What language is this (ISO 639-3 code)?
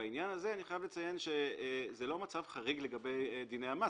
heb